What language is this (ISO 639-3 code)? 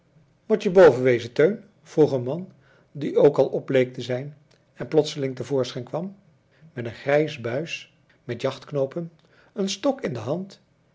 nld